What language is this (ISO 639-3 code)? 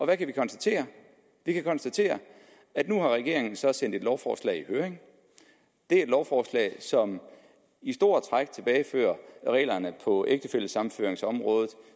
dan